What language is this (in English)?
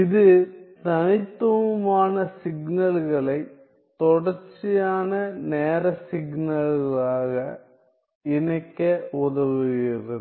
Tamil